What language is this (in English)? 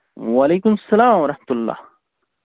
Kashmiri